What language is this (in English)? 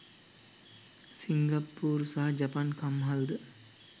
Sinhala